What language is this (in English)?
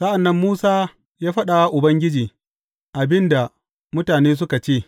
Hausa